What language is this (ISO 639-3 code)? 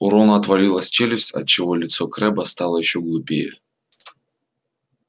rus